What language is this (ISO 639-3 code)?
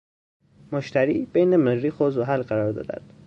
fas